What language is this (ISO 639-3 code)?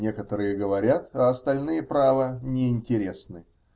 rus